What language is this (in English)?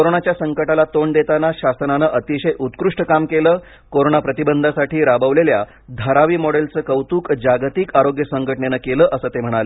Marathi